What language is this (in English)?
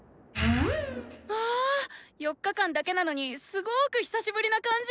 Japanese